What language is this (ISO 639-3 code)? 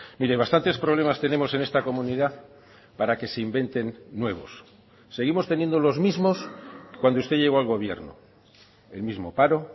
spa